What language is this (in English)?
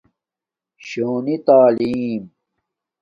Domaaki